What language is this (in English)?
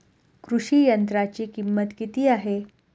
Marathi